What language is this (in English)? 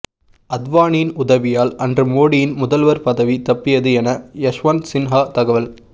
Tamil